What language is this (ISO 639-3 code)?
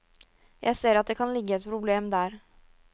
nor